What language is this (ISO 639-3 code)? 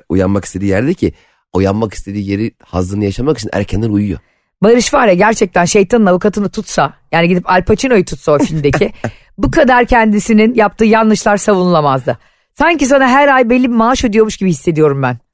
tur